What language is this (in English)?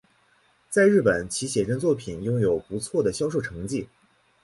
Chinese